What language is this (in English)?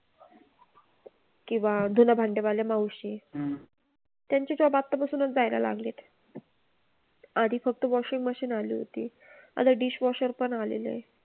Marathi